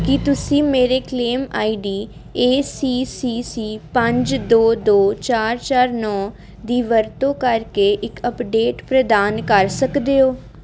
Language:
Punjabi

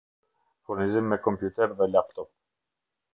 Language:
Albanian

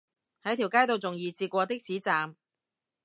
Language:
Cantonese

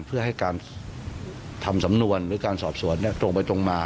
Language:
Thai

